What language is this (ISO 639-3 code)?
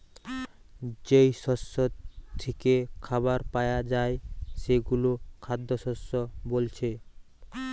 ben